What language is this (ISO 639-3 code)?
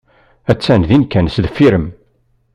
kab